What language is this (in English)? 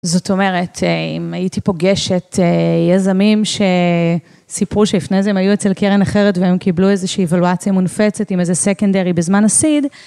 Hebrew